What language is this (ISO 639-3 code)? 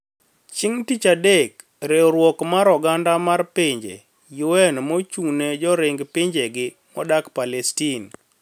luo